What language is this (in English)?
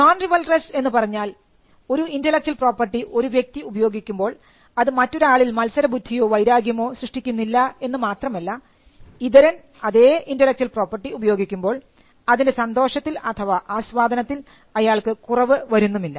Malayalam